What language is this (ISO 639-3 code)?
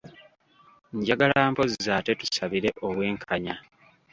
lug